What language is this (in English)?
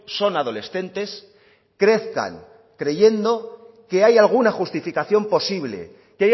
Spanish